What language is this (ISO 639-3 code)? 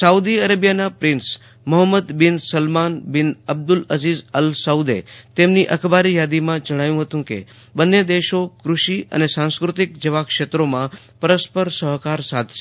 guj